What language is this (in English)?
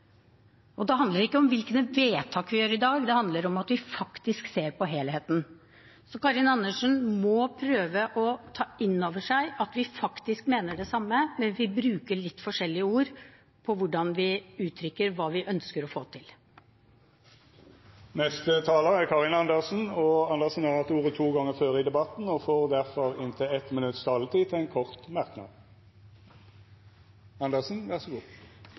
Norwegian